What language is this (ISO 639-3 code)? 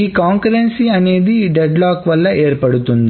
tel